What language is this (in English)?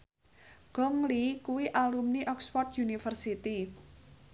Javanese